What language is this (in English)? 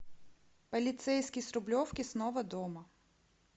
Russian